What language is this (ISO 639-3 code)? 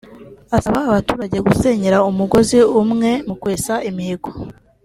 kin